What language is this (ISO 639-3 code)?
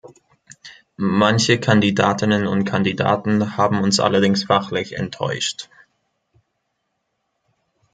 deu